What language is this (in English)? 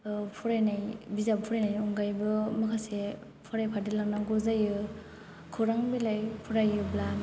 Bodo